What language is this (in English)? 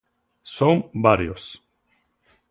Galician